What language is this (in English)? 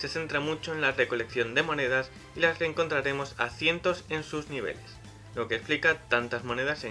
Spanish